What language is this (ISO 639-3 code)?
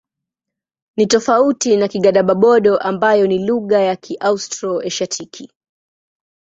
swa